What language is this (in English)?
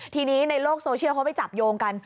Thai